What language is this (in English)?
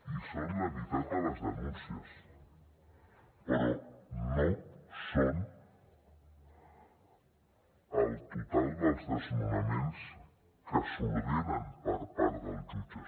Catalan